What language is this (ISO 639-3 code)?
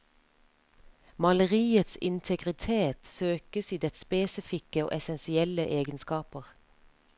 nor